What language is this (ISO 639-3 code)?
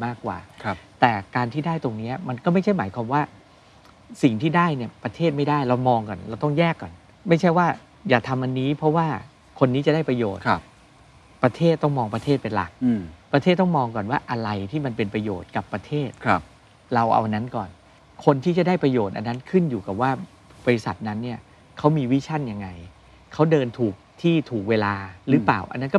tha